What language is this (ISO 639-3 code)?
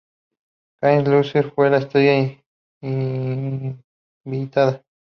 spa